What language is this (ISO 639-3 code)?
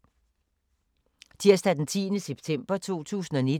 dan